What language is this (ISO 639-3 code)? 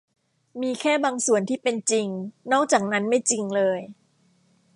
tha